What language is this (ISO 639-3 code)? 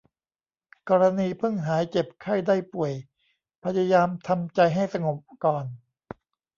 tha